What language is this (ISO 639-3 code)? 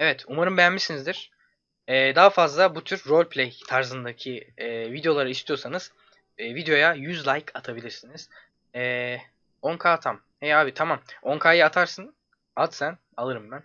tur